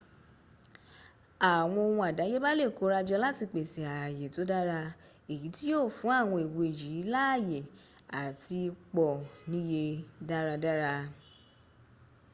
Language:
Yoruba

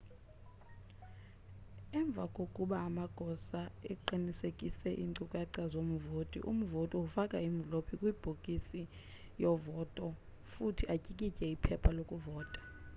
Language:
Xhosa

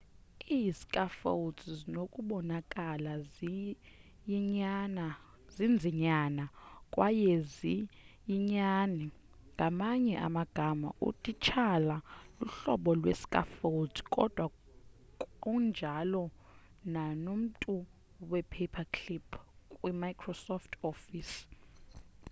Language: Xhosa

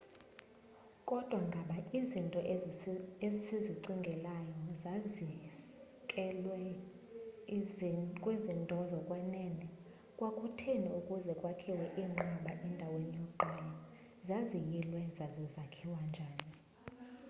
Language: Xhosa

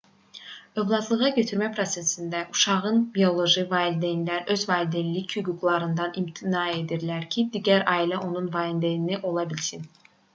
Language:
Azerbaijani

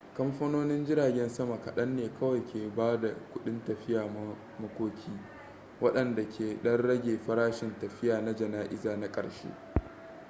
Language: Hausa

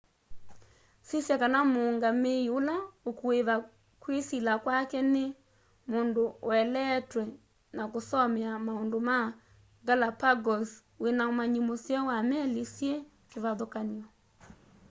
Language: Kamba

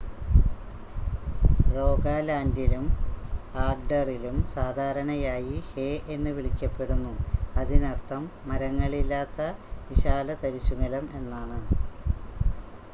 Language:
Malayalam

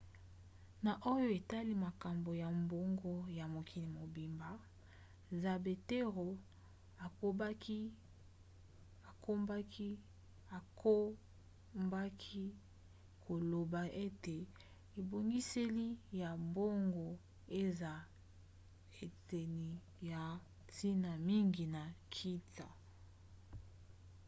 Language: Lingala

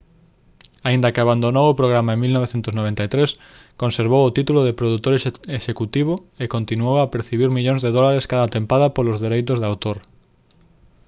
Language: Galician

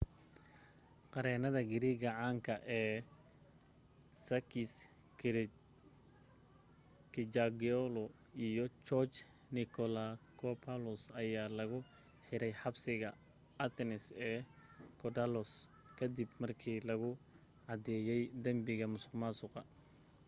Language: Somali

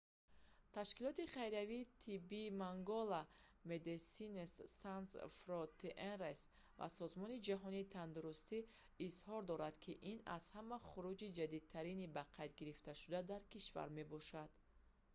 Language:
Tajik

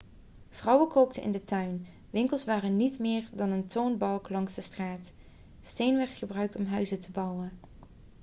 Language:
Dutch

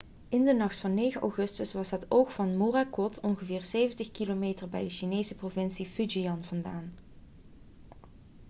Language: Dutch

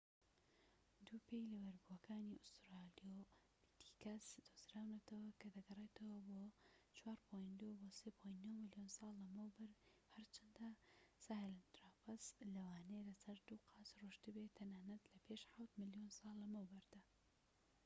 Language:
Central Kurdish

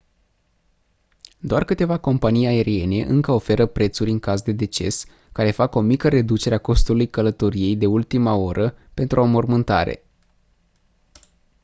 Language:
Romanian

